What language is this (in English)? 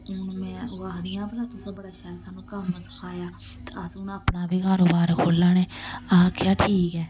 Dogri